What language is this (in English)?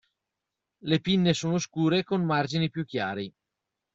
Italian